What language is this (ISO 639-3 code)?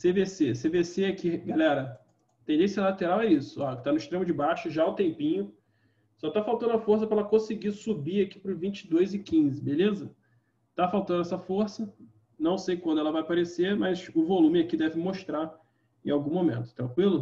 por